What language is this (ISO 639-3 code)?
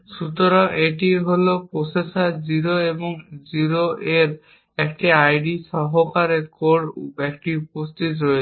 ben